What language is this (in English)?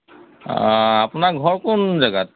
Assamese